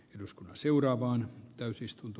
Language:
Finnish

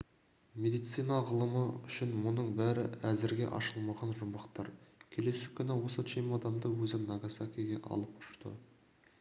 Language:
Kazakh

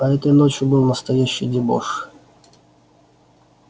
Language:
Russian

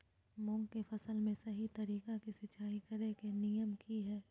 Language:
Magahi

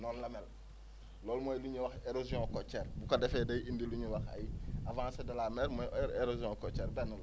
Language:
Wolof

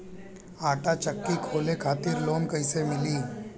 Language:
Bhojpuri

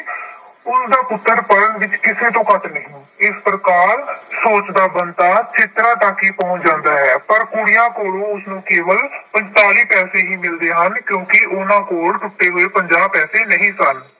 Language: Punjabi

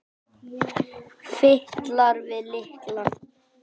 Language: Icelandic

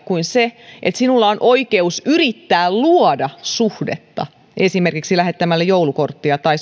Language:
Finnish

